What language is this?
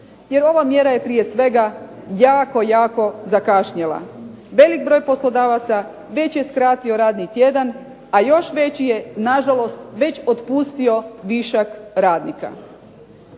Croatian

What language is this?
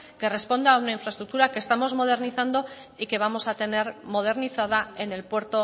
Spanish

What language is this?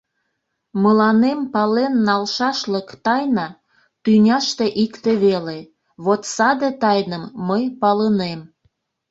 Mari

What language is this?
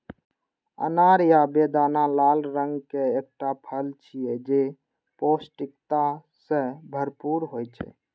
Maithili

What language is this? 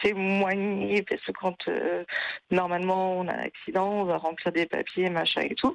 French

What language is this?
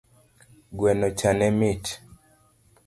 Luo (Kenya and Tanzania)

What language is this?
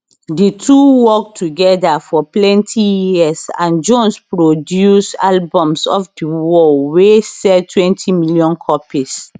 Nigerian Pidgin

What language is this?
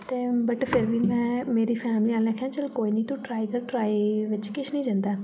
Dogri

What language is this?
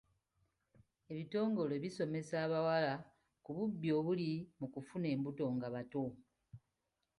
Ganda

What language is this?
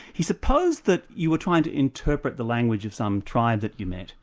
English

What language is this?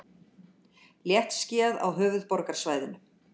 Icelandic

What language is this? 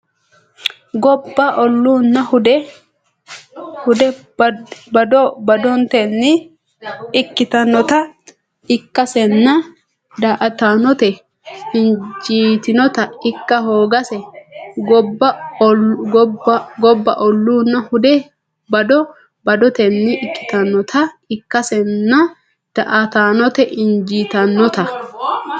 Sidamo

